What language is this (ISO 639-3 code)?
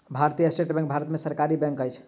mai